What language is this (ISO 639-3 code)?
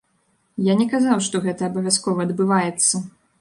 bel